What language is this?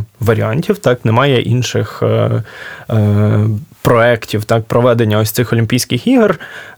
Ukrainian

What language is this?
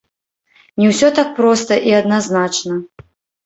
Belarusian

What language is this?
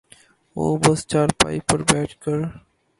Urdu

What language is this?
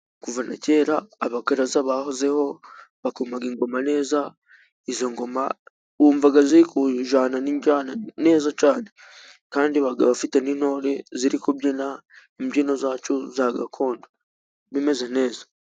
Kinyarwanda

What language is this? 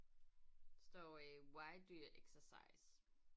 Danish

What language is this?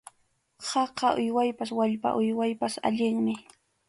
Arequipa-La Unión Quechua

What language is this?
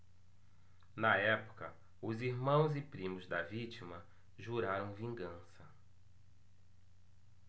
Portuguese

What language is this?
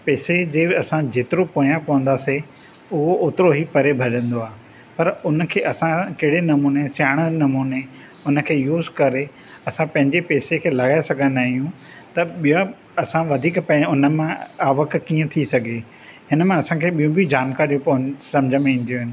Sindhi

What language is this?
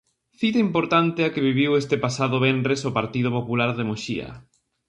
Galician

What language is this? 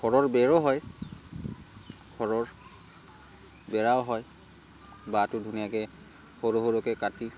Assamese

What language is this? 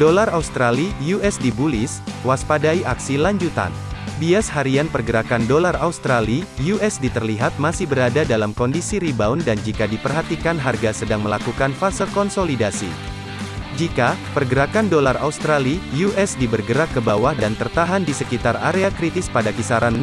Indonesian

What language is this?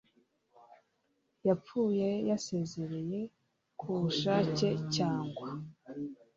Kinyarwanda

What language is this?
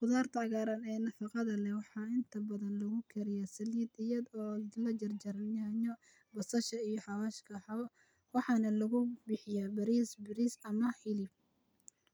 Somali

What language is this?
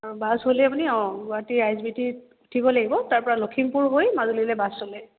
Assamese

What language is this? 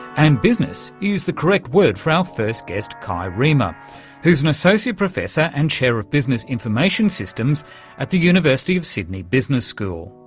English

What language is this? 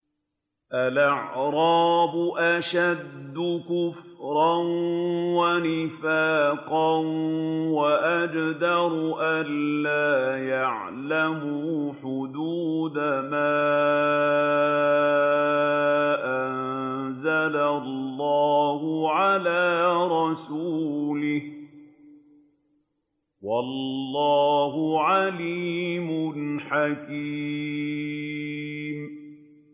Arabic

